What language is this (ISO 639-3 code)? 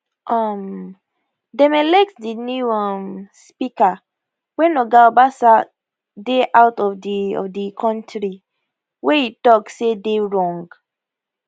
pcm